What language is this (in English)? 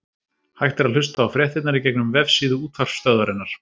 Icelandic